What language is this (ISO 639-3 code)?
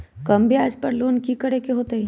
mag